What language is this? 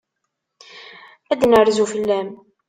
Kabyle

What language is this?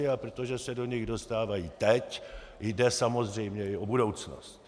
Czech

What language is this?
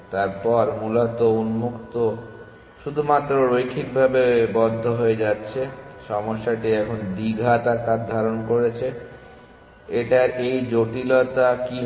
Bangla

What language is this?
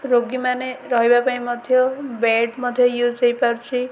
Odia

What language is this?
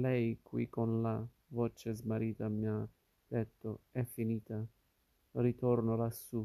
Italian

